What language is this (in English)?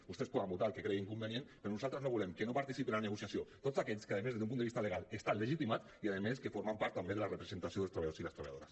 Catalan